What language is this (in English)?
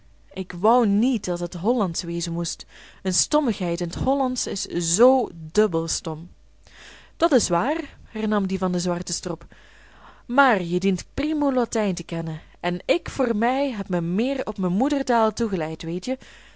Dutch